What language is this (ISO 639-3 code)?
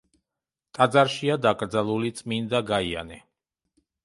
kat